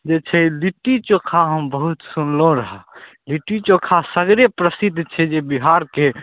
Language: Maithili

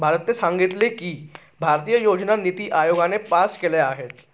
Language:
Marathi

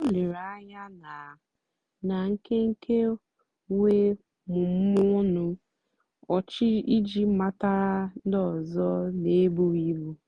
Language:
Igbo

